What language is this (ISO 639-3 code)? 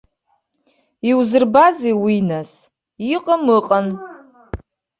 abk